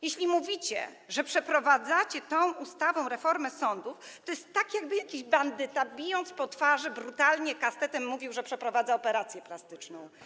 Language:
Polish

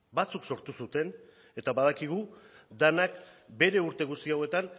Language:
Basque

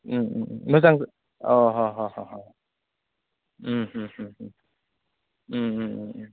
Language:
Bodo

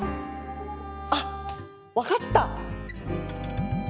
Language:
Japanese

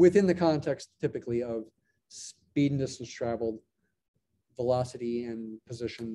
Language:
English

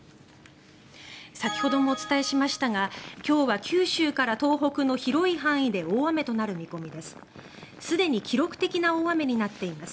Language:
Japanese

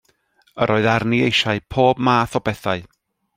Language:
Welsh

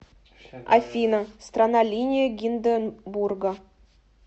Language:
Russian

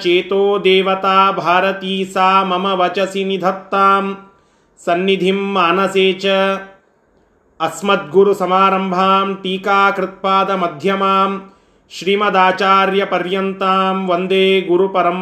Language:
Kannada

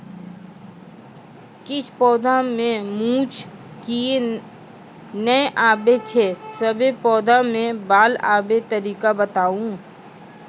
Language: Maithili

